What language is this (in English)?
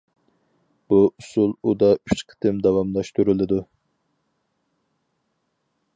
Uyghur